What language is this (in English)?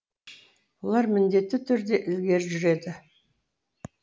Kazakh